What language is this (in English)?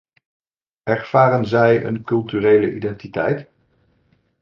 Dutch